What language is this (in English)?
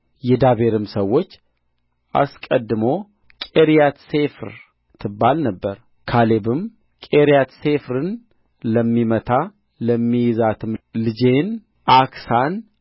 Amharic